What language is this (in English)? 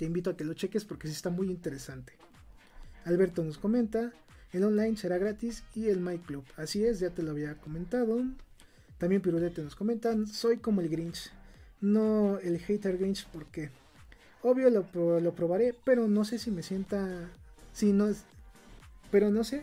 Spanish